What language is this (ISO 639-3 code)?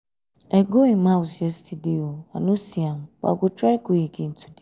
pcm